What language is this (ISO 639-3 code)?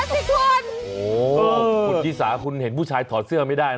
tha